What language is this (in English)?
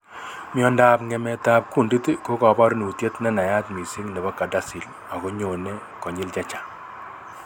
Kalenjin